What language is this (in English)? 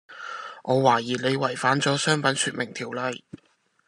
Cantonese